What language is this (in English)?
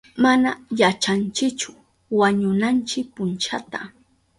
Southern Pastaza Quechua